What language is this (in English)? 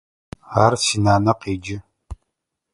Adyghe